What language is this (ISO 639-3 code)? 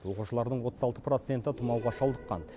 kaz